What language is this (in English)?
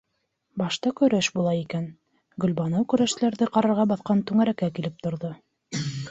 Bashkir